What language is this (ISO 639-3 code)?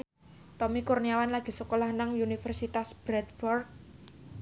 jav